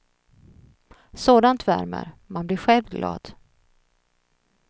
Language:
Swedish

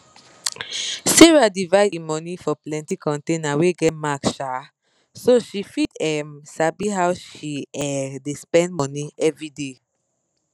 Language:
Nigerian Pidgin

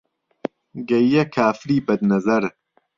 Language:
Central Kurdish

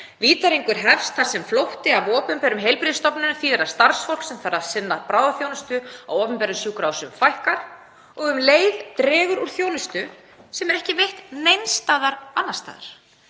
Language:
Icelandic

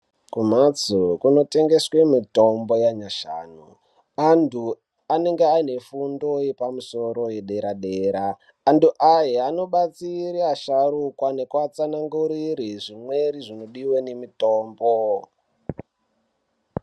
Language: Ndau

